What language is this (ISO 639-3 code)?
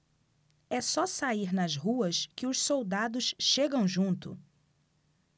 por